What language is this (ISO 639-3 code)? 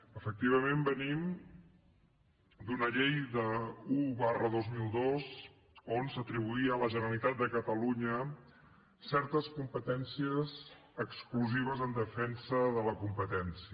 cat